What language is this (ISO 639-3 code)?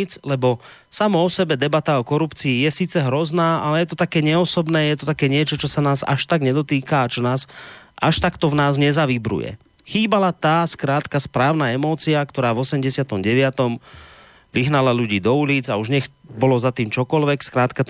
slk